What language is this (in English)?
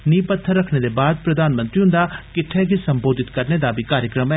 Dogri